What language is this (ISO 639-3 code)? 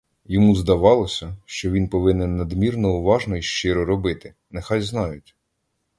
ukr